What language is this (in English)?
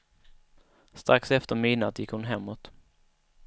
Swedish